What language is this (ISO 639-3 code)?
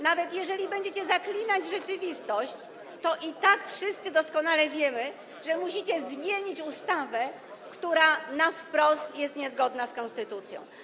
pol